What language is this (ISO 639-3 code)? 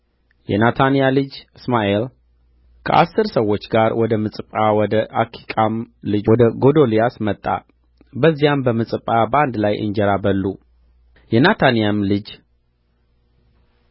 amh